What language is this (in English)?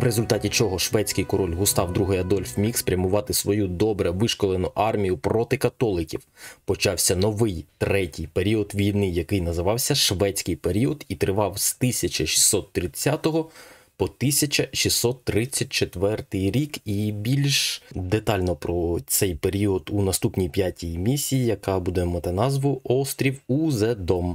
Ukrainian